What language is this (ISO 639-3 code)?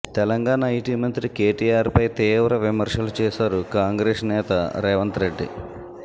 tel